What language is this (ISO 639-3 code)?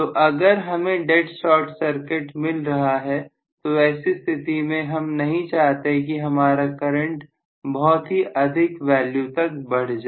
hin